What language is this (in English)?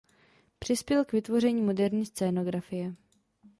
Czech